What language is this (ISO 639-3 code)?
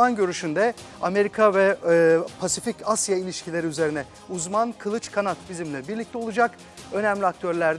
tur